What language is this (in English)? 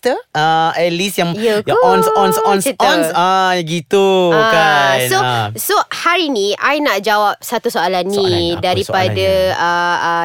Malay